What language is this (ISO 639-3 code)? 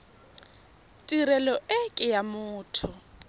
tsn